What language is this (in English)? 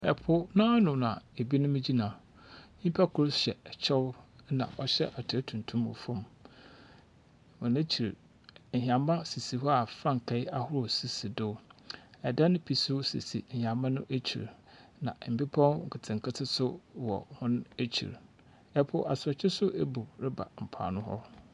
Akan